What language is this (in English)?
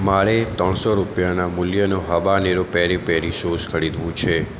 Gujarati